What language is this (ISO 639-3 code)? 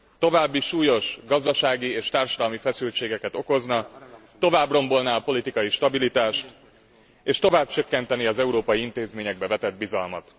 hun